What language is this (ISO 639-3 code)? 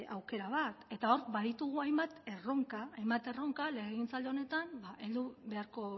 eus